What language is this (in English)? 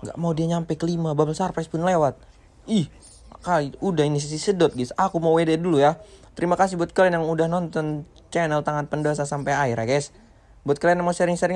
Indonesian